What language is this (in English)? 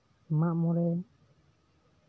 Santali